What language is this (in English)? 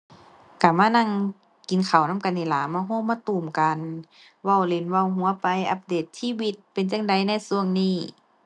Thai